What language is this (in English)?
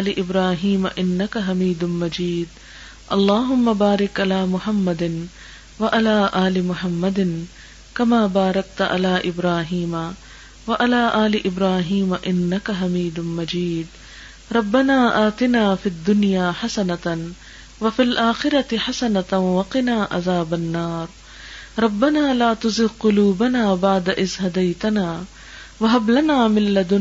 Urdu